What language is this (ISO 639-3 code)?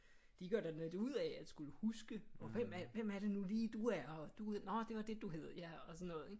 dan